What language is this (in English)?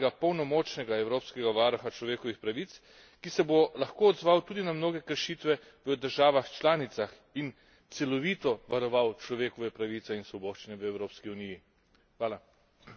Slovenian